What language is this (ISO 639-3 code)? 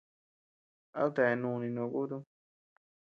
cux